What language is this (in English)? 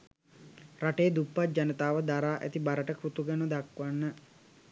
Sinhala